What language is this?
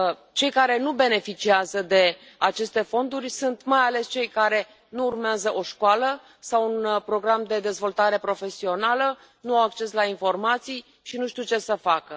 Romanian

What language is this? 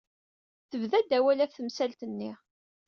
Kabyle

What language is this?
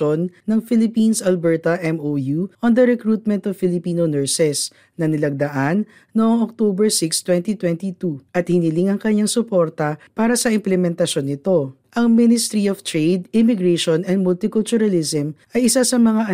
Filipino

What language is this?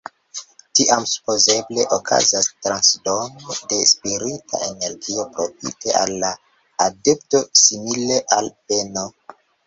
Esperanto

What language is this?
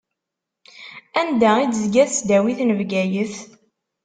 Kabyle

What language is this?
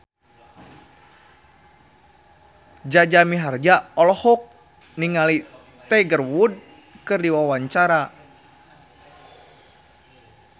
Sundanese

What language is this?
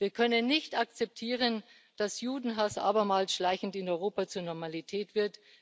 German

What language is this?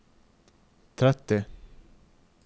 Norwegian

